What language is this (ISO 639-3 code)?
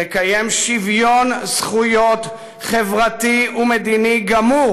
heb